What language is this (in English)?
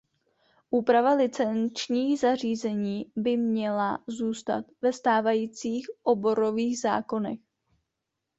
Czech